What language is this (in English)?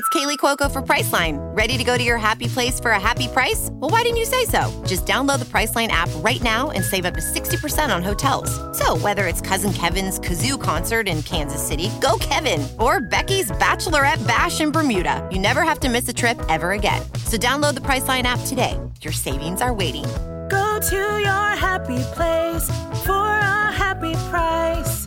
Italian